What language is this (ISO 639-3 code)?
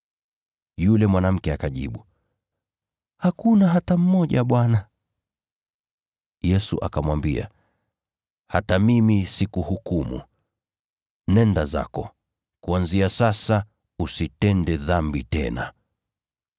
swa